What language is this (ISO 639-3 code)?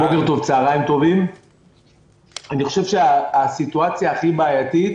heb